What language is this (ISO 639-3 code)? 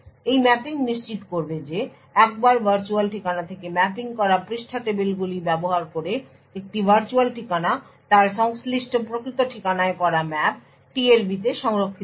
ben